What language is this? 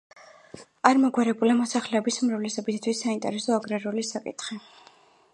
Georgian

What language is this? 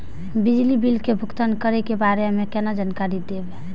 Maithili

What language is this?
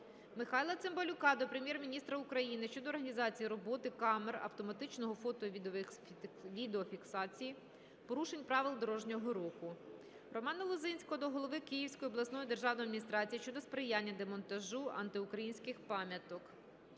Ukrainian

